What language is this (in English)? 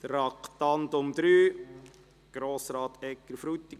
Swiss German